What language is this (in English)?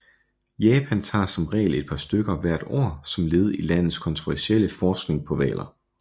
Danish